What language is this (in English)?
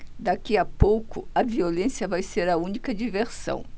Portuguese